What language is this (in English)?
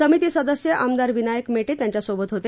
Marathi